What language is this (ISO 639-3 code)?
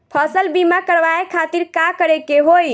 bho